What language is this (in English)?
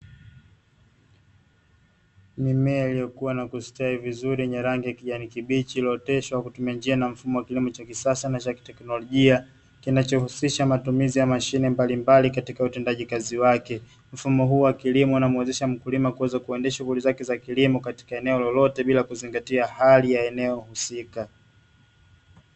Swahili